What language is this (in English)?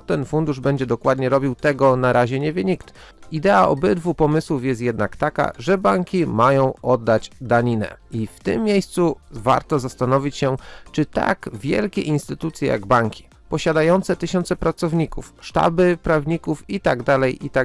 Polish